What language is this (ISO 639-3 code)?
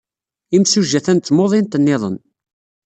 kab